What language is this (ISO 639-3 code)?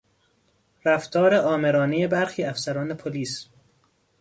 fas